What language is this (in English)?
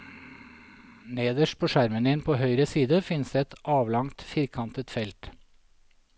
Norwegian